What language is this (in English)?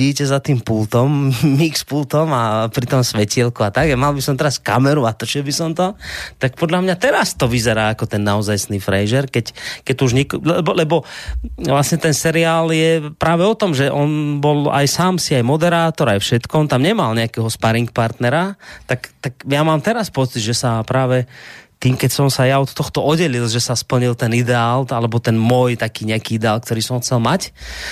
Slovak